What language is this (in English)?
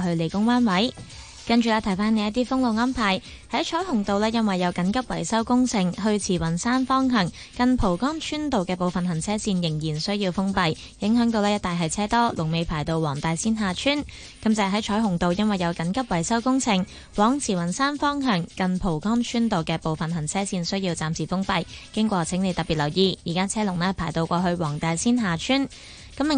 Chinese